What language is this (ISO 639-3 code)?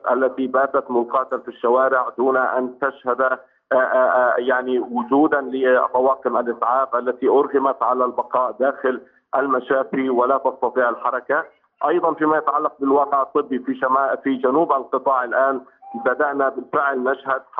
ara